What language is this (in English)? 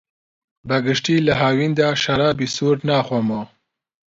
Central Kurdish